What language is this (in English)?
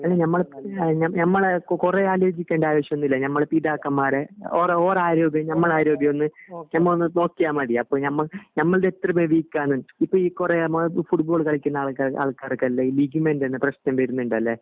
Malayalam